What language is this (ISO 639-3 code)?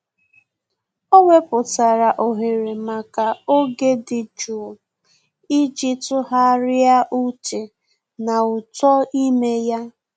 ibo